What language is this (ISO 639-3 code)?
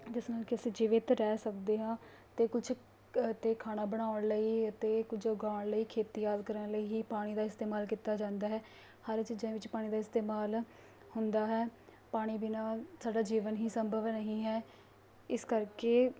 pan